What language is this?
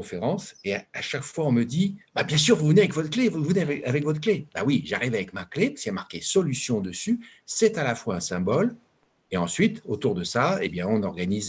French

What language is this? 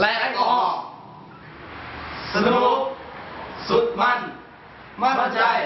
Thai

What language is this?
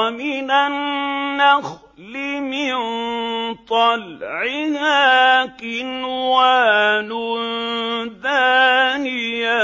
Arabic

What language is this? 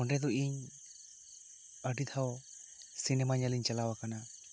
Santali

